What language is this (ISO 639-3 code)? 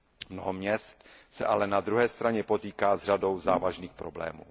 ces